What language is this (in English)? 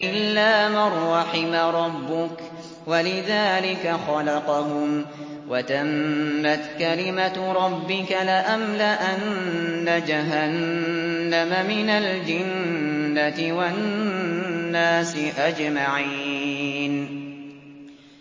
Arabic